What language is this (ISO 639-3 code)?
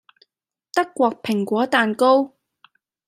yue